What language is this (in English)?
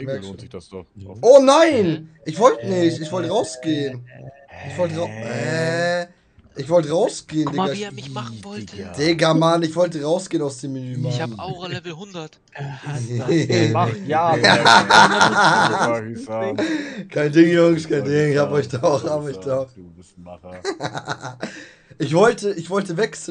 German